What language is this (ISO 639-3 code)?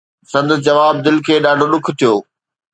snd